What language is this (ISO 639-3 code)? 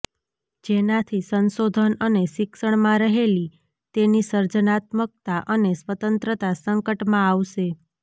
guj